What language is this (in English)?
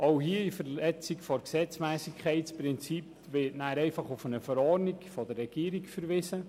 Swiss German